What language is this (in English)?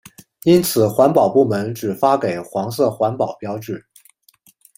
Chinese